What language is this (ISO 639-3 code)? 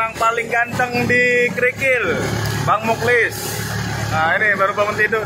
ind